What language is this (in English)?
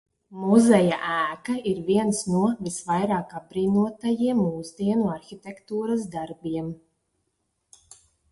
Latvian